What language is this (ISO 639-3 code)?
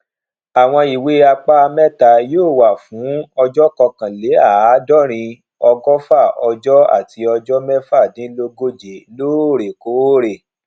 yor